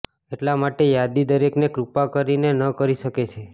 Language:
Gujarati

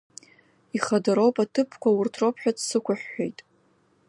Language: Abkhazian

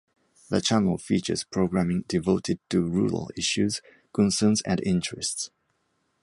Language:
English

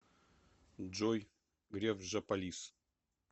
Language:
Russian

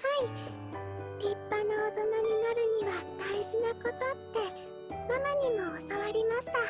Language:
Japanese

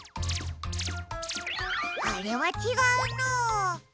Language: Japanese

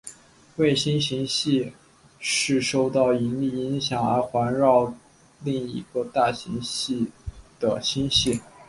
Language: Chinese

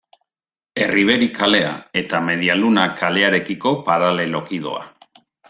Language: Basque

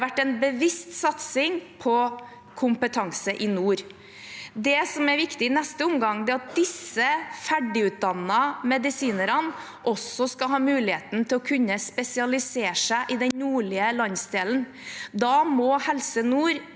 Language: Norwegian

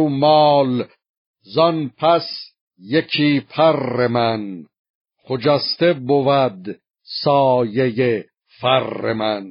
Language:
Persian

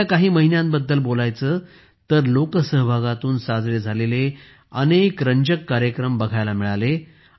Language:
Marathi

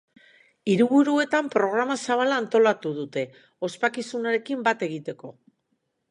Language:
Basque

